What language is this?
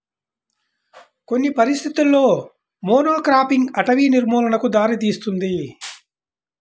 Telugu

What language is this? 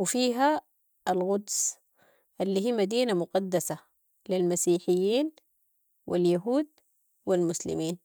Sudanese Arabic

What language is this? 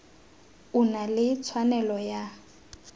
Tswana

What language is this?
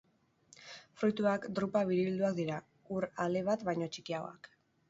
Basque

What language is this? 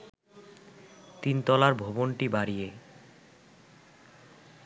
Bangla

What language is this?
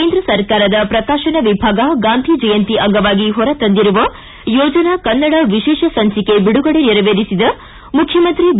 Kannada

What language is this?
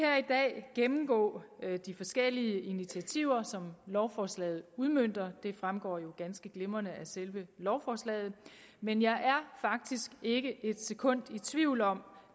Danish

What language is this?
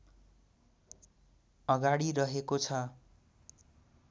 Nepali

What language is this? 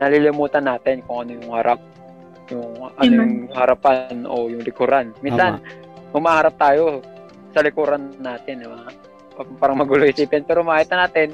Filipino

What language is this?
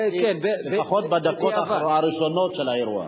Hebrew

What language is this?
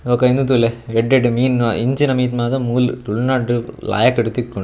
Tulu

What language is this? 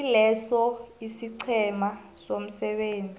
South Ndebele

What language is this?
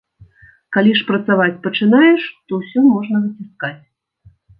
Belarusian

